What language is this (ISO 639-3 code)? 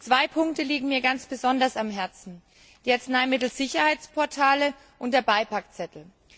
deu